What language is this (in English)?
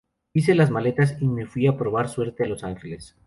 Spanish